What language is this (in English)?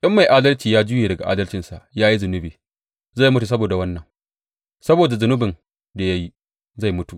Hausa